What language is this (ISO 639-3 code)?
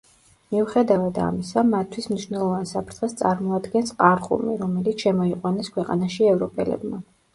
kat